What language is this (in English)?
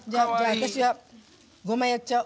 Japanese